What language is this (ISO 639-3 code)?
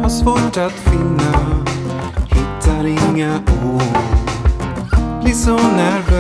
swe